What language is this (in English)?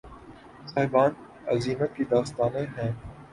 Urdu